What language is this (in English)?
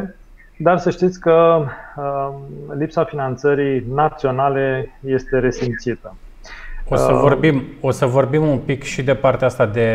Romanian